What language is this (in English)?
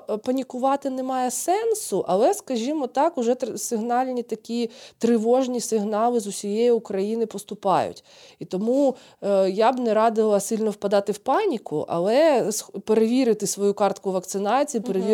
Ukrainian